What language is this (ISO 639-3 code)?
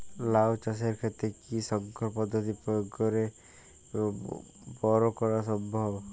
ben